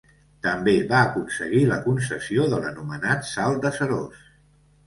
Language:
Catalan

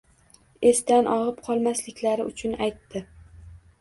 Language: Uzbek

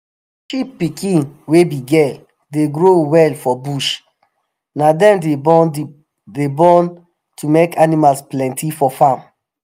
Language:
Nigerian Pidgin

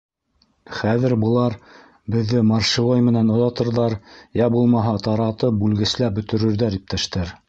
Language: Bashkir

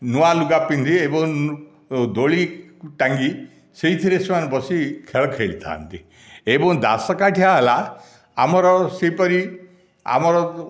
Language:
Odia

